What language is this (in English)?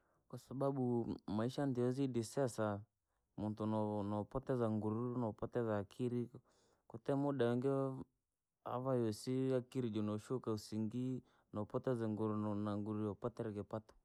Langi